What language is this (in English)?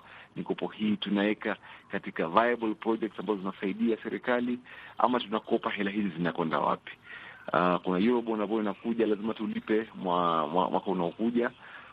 Swahili